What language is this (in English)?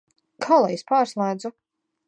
Latvian